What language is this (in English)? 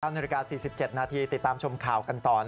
Thai